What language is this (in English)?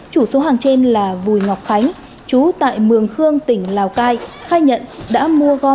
Vietnamese